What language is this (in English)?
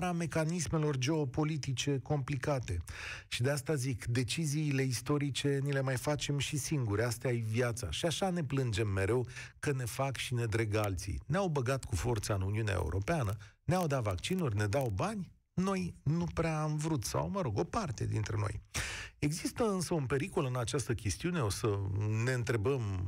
Romanian